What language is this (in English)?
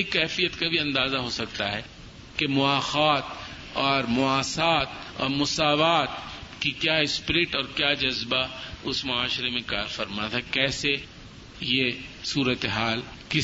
Urdu